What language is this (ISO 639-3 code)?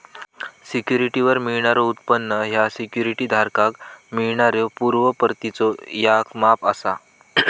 mar